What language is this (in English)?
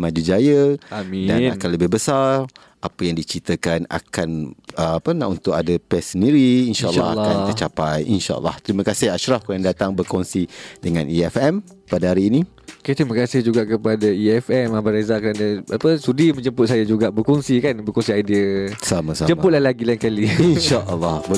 Malay